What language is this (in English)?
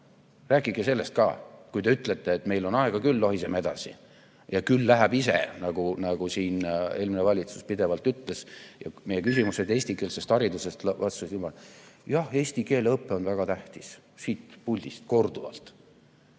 Estonian